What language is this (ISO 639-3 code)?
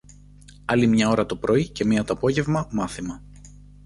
ell